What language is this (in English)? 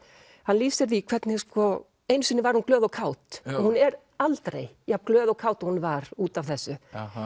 Icelandic